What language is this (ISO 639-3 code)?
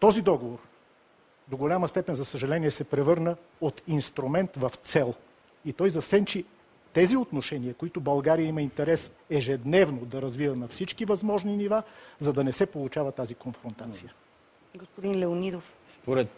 bul